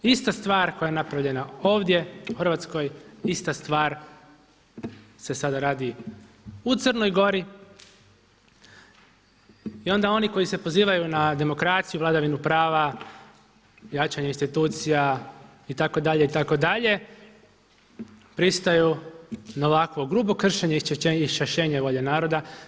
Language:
Croatian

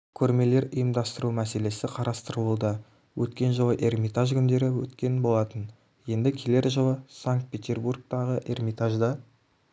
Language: Kazakh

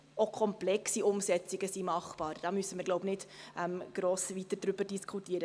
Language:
Swiss German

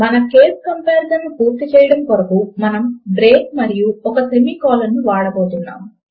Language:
Telugu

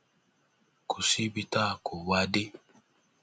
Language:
Yoruba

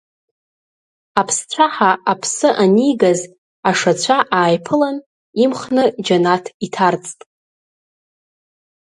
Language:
Abkhazian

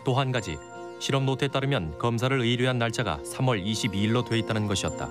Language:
Korean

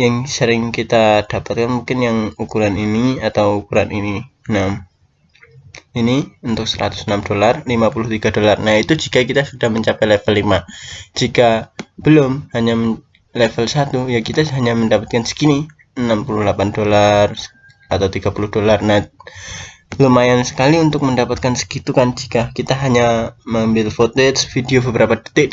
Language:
Indonesian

